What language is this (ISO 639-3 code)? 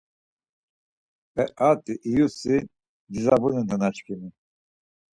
lzz